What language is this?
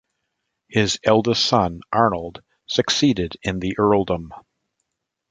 English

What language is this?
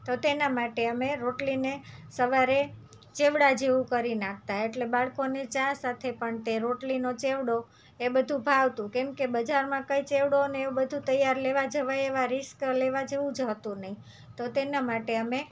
Gujarati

